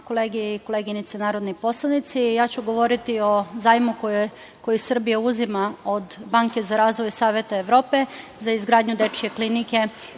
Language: Serbian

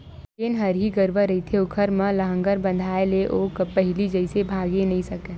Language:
Chhattisgarhi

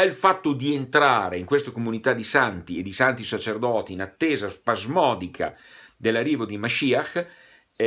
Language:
Italian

